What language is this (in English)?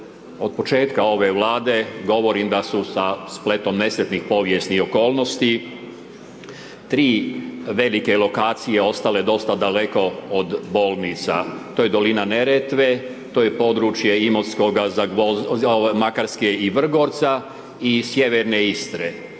Croatian